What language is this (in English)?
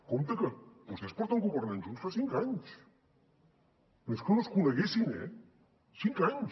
Catalan